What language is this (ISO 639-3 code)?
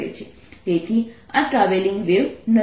guj